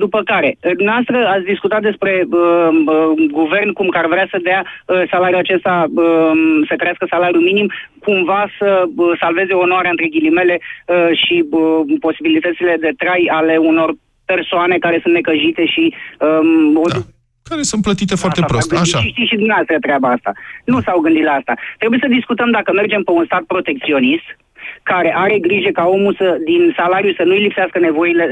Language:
Romanian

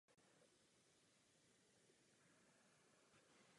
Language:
Czech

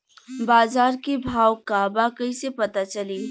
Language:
Bhojpuri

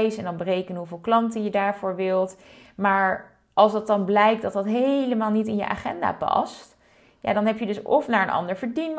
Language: Dutch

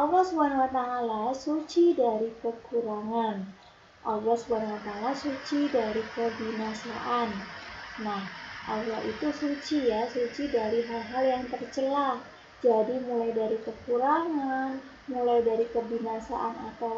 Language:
Indonesian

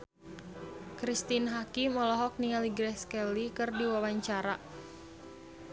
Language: Sundanese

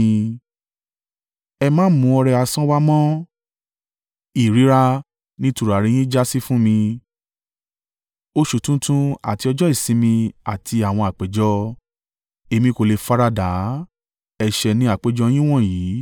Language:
Yoruba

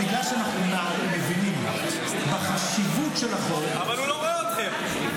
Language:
Hebrew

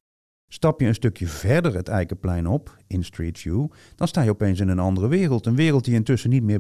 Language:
Dutch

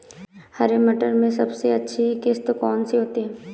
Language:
Hindi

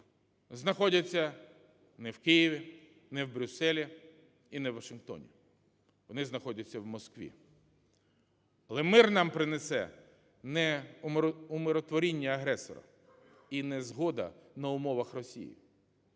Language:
Ukrainian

